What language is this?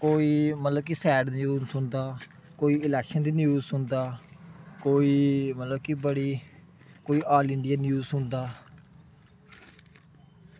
Dogri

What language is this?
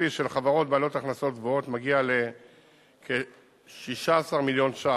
Hebrew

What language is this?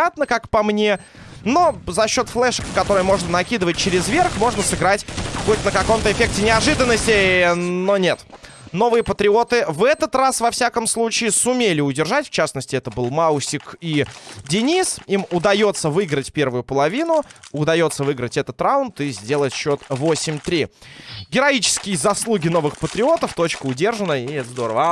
Russian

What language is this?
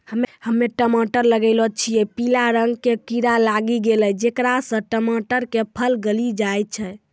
Maithili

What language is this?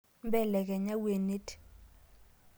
Masai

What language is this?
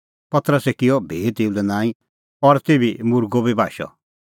Kullu Pahari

